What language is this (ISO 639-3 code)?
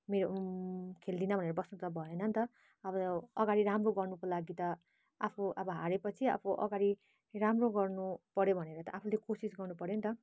nep